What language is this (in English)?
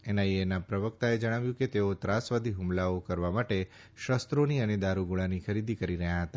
Gujarati